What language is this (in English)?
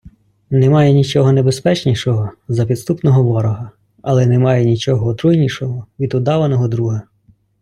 Ukrainian